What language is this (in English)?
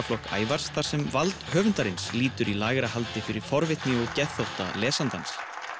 Icelandic